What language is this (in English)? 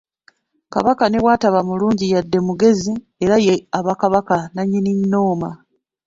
Ganda